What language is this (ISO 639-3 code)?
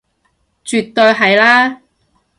yue